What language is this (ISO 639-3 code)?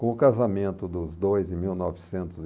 por